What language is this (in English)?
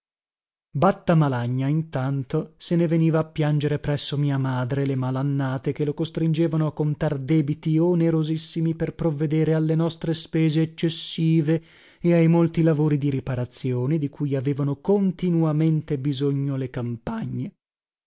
Italian